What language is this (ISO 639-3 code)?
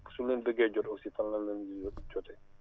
wol